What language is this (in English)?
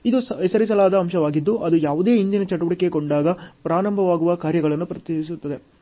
Kannada